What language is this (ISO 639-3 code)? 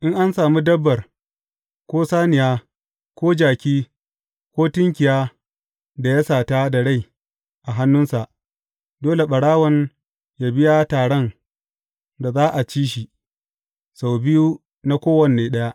hau